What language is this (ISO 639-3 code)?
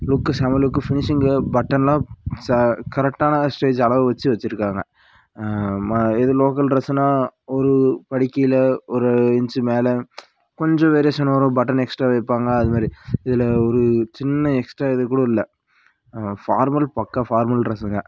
tam